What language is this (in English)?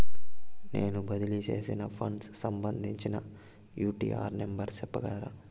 Telugu